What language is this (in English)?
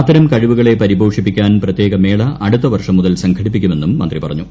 Malayalam